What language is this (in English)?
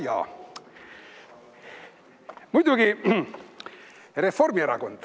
Estonian